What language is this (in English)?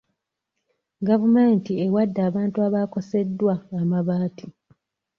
Ganda